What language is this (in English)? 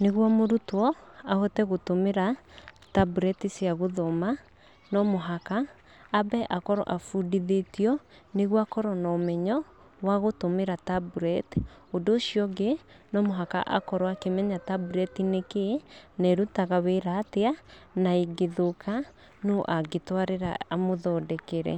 Kikuyu